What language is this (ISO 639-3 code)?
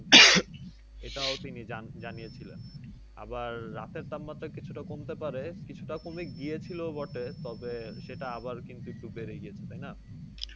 ben